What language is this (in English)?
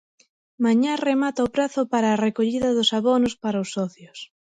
Galician